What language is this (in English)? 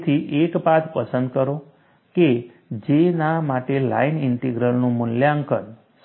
Gujarati